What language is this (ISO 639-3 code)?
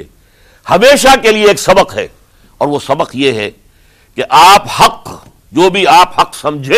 urd